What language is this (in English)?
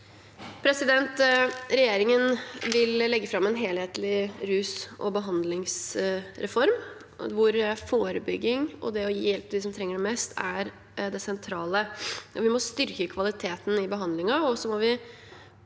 Norwegian